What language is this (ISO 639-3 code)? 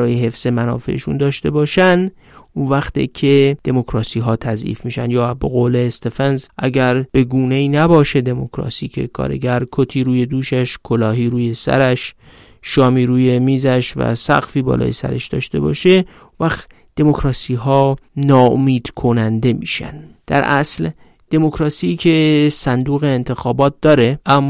fas